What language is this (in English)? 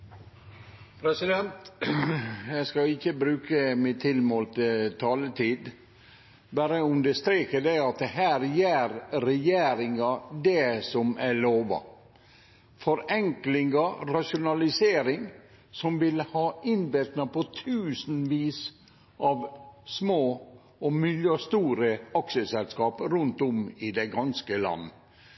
Norwegian Nynorsk